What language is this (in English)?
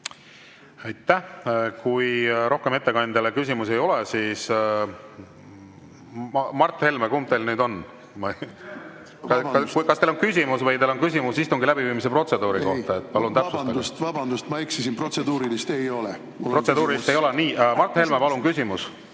Estonian